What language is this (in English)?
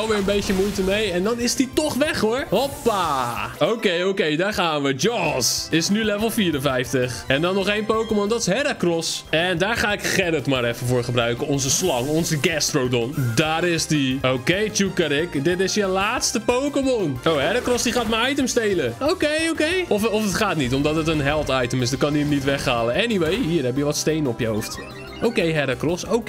Dutch